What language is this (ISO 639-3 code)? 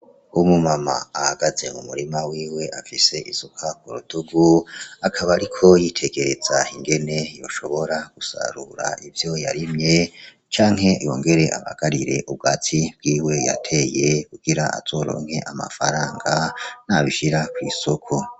run